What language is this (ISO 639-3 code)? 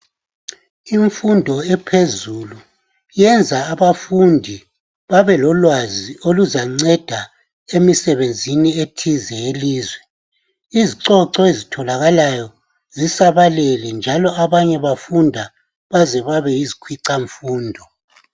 nde